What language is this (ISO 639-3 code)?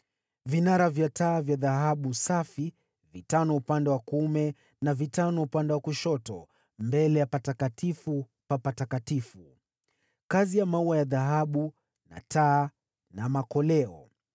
swa